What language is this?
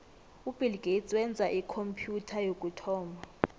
South Ndebele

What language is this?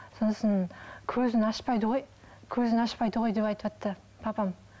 Kazakh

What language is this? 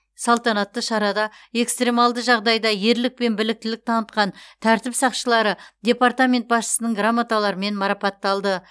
Kazakh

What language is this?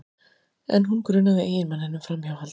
Icelandic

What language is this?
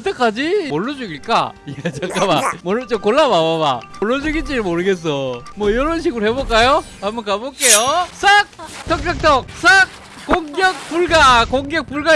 Korean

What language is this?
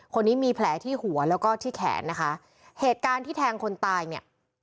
Thai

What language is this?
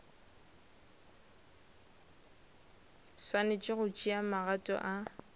Northern Sotho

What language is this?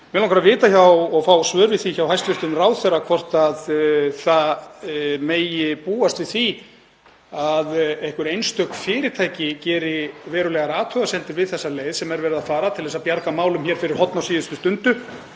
Icelandic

